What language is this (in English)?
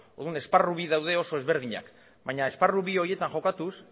Basque